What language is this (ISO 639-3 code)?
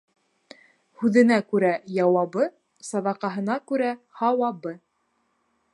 bak